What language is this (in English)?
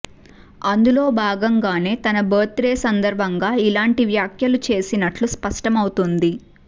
Telugu